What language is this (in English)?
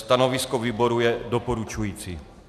Czech